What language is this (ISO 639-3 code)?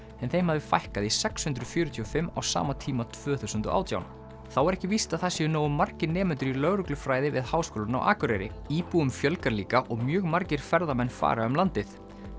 isl